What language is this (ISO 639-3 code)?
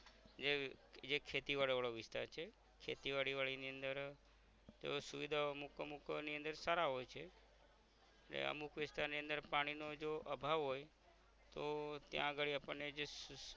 guj